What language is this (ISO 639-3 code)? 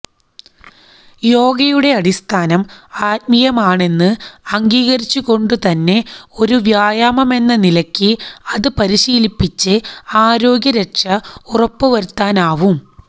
mal